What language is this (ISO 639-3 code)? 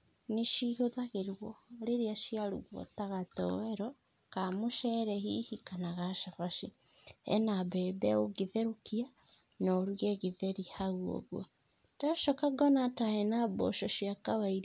kik